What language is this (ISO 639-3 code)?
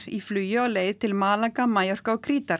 isl